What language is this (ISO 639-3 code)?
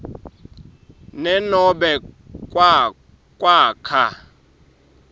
ssw